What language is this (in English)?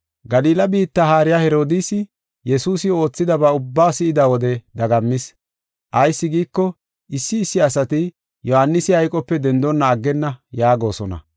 Gofa